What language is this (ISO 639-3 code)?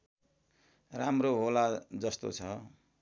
nep